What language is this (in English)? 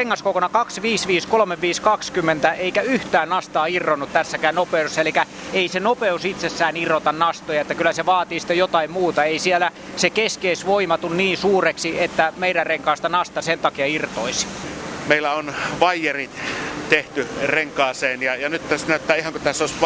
Finnish